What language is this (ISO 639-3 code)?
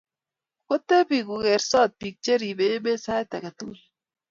kln